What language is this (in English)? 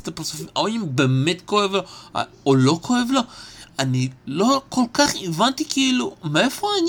Hebrew